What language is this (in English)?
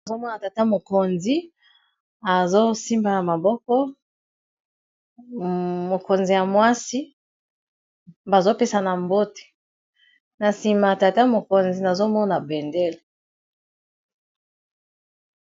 Lingala